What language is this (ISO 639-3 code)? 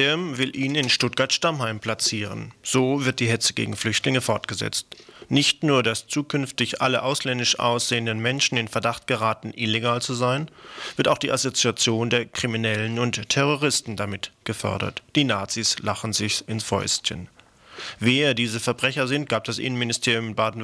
deu